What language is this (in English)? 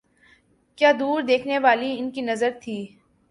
Urdu